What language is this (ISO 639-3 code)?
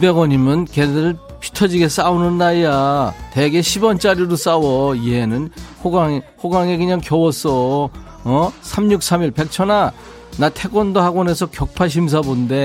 kor